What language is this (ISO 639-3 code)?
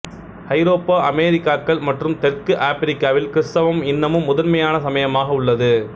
tam